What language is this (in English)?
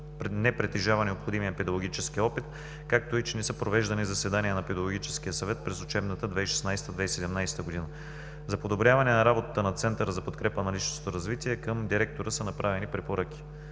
Bulgarian